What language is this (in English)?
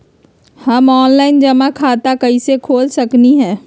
Magahi